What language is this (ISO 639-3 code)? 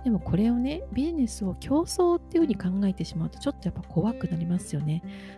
jpn